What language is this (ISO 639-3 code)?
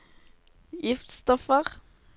nor